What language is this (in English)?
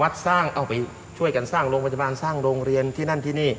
Thai